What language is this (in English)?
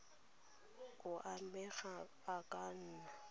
Tswana